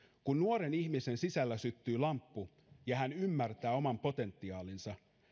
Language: Finnish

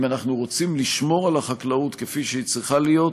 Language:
Hebrew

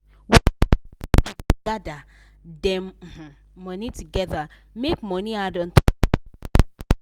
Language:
Nigerian Pidgin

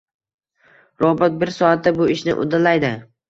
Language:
Uzbek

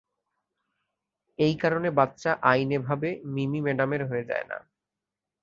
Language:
Bangla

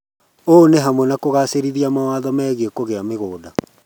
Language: Kikuyu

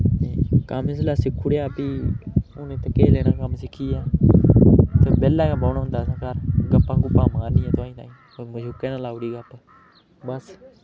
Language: Dogri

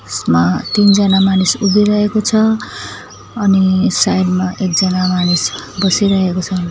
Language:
Nepali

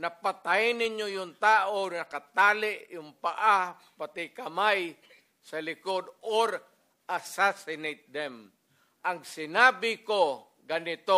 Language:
Filipino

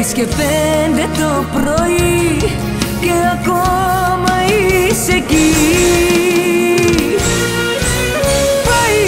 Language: Greek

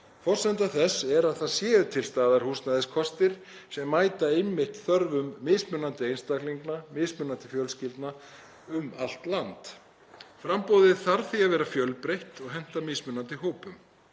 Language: Icelandic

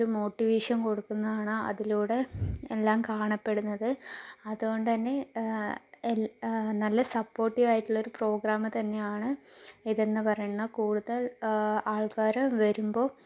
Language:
Malayalam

